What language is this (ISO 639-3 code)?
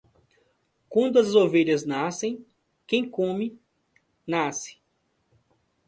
por